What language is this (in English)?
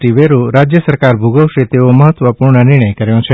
Gujarati